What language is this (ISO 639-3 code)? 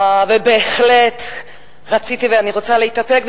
heb